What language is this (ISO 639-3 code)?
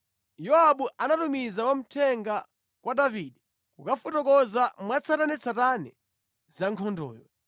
nya